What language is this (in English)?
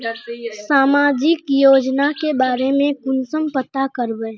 Magahi